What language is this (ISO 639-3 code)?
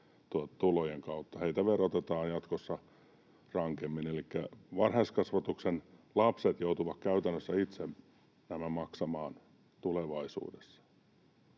fin